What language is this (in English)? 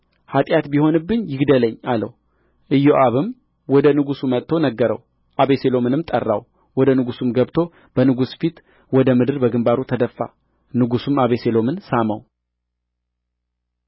Amharic